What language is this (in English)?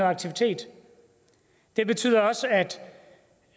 Danish